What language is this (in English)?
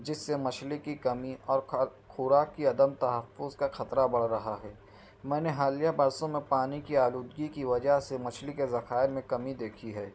Urdu